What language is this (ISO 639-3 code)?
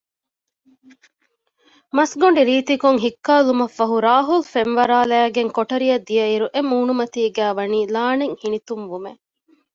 div